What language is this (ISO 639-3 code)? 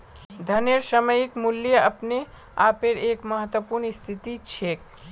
mag